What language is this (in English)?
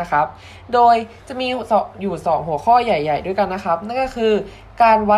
Thai